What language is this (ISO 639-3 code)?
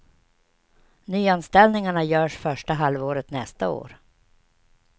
swe